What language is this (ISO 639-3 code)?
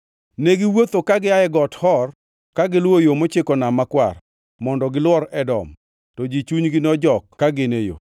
luo